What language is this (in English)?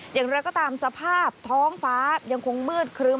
Thai